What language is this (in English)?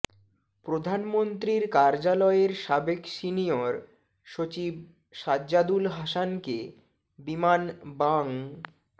Bangla